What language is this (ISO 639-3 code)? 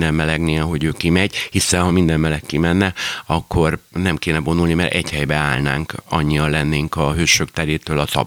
hun